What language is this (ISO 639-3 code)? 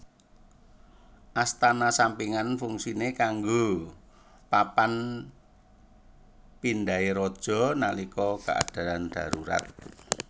jav